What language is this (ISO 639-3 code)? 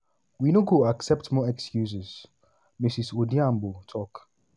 pcm